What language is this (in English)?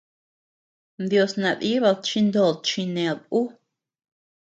Tepeuxila Cuicatec